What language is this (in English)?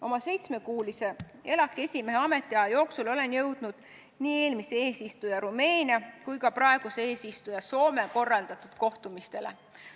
Estonian